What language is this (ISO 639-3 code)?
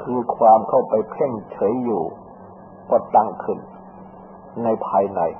tha